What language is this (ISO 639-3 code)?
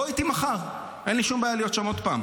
heb